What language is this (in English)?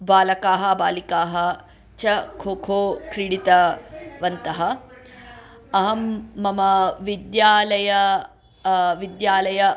Sanskrit